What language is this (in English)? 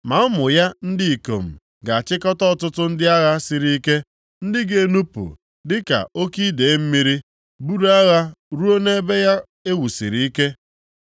Igbo